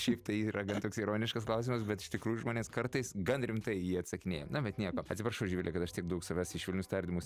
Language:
Lithuanian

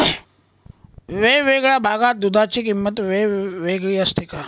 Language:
Marathi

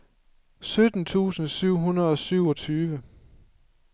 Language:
Danish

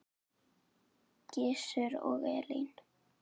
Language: Icelandic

